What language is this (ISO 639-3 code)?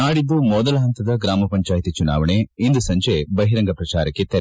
kan